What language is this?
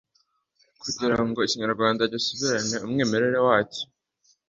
Kinyarwanda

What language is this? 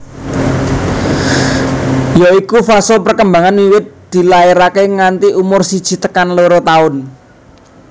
Javanese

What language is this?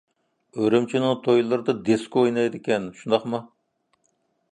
Uyghur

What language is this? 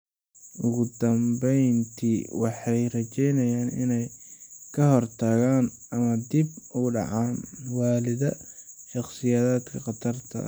Somali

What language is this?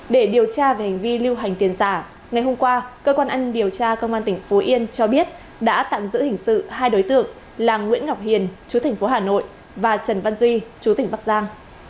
Vietnamese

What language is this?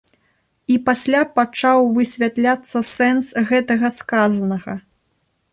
Belarusian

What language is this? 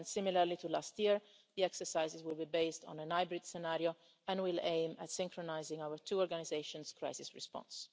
English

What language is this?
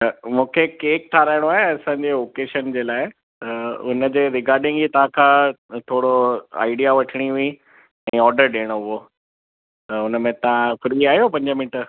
Sindhi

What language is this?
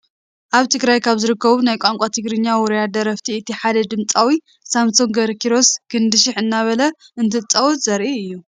Tigrinya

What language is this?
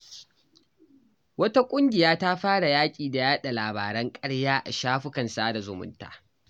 Hausa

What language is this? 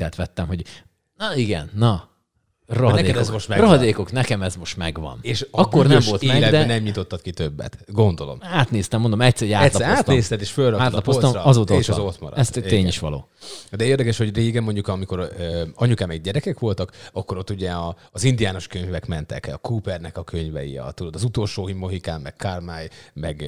Hungarian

